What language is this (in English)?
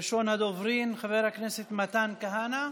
Hebrew